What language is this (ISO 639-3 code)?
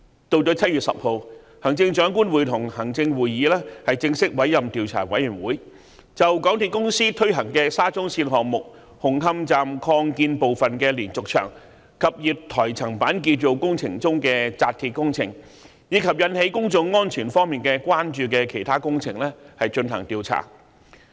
yue